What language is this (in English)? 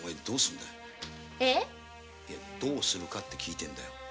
Japanese